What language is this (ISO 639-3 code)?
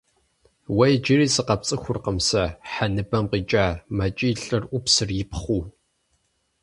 kbd